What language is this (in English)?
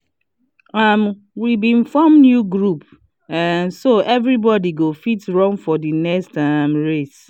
Nigerian Pidgin